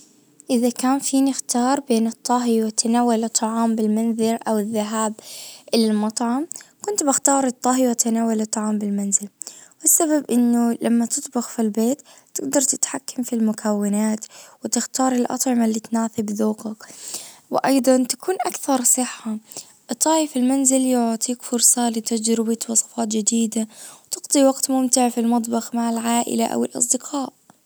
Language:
Najdi Arabic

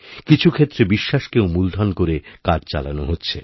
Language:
Bangla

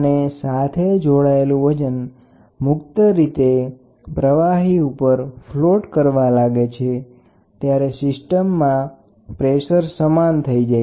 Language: Gujarati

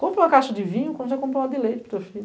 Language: Portuguese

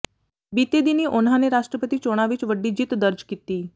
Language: Punjabi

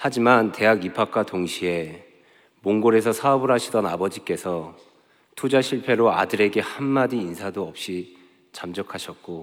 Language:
Korean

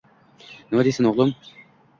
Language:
Uzbek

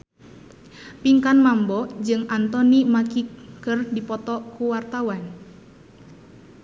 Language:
Sundanese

